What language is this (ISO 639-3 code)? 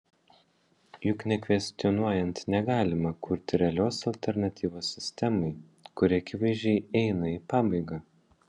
lit